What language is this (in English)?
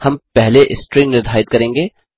Hindi